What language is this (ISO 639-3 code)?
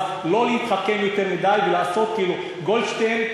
heb